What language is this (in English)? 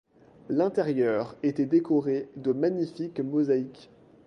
French